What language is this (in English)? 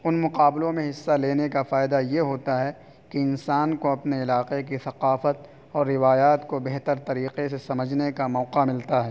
Urdu